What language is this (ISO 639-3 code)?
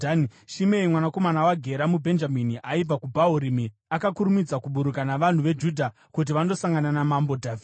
sna